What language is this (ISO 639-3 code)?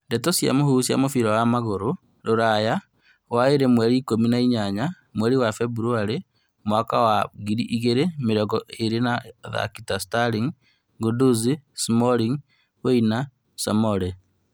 kik